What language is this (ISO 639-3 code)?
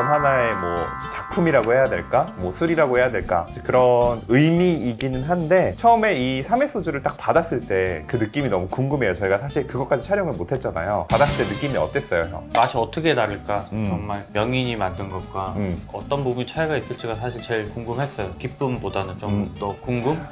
kor